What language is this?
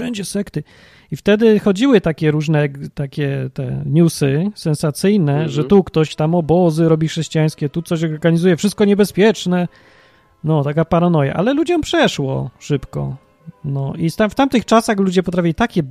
Polish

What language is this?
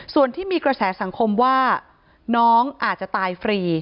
Thai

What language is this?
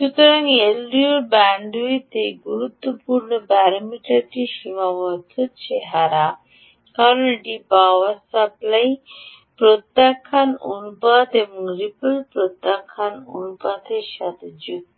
Bangla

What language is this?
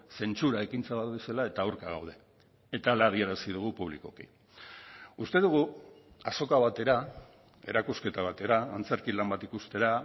Basque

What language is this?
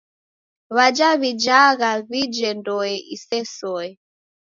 Taita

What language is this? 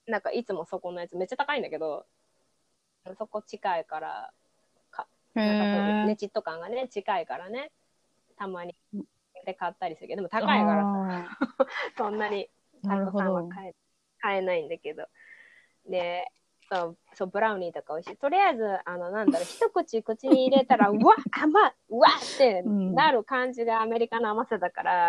Japanese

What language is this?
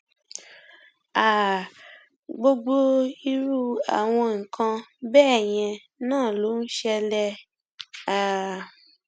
Yoruba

